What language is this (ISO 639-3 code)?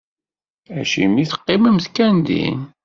kab